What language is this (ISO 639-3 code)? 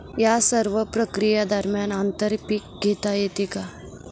mar